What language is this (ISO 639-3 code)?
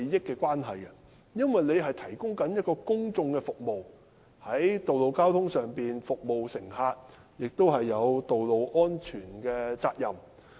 yue